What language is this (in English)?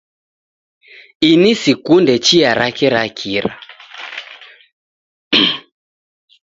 Taita